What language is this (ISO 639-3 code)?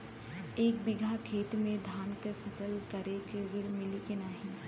bho